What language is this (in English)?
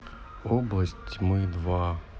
Russian